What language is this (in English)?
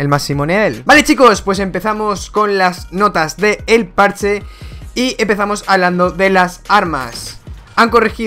Spanish